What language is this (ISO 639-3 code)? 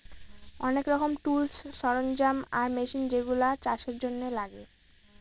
ben